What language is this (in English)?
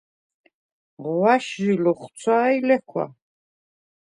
Svan